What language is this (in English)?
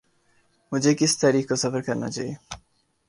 Urdu